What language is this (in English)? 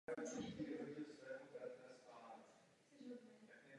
Czech